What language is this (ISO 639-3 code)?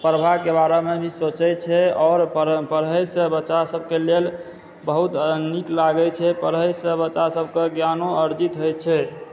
mai